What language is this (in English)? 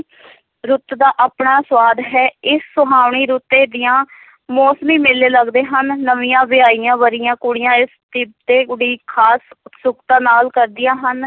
Punjabi